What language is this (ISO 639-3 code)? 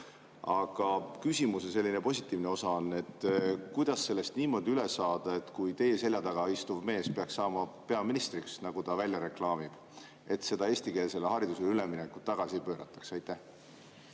est